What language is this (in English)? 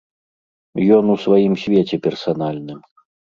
Belarusian